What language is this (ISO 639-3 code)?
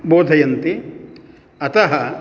san